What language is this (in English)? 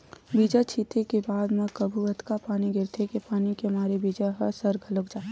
Chhattisgarhi